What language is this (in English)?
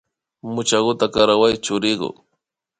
Imbabura Highland Quichua